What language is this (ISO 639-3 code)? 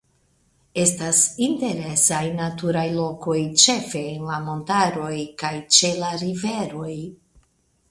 epo